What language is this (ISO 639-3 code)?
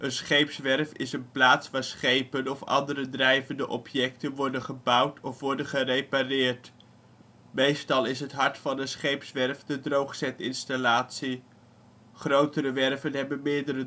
nld